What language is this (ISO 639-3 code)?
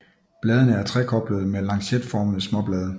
dan